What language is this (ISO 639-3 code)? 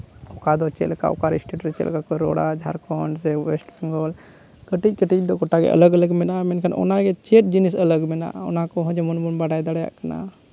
sat